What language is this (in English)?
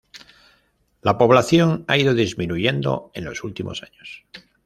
Spanish